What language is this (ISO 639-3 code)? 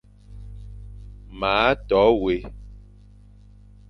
fan